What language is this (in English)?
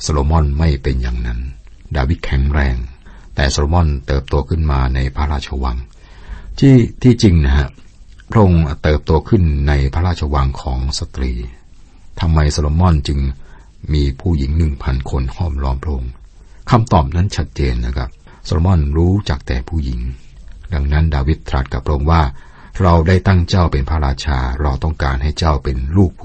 Thai